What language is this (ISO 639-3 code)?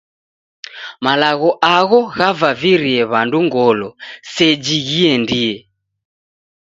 dav